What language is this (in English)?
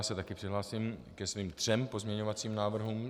Czech